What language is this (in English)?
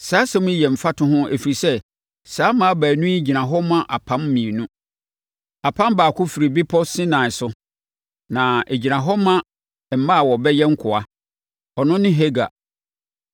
Akan